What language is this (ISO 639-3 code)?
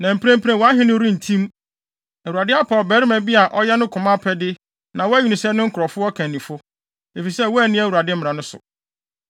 aka